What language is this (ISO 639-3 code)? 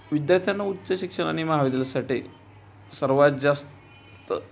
mar